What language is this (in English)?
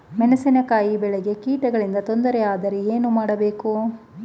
Kannada